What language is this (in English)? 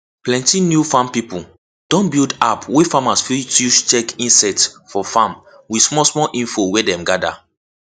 Nigerian Pidgin